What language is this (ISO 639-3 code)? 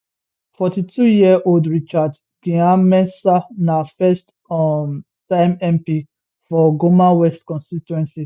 pcm